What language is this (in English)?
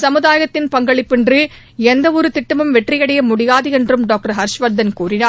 Tamil